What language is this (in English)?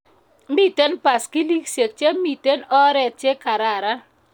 Kalenjin